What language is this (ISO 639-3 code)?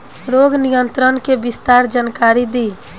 bho